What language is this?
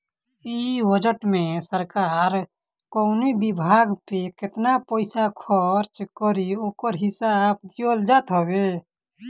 Bhojpuri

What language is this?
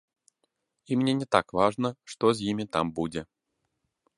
Belarusian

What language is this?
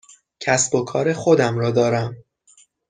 Persian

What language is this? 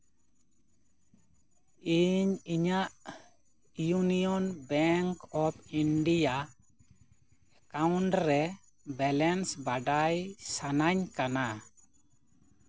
Santali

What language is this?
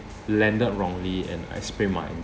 English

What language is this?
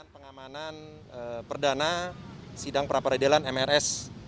Indonesian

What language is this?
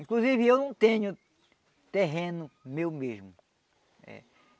Portuguese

